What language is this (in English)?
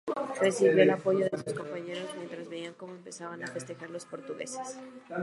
Spanish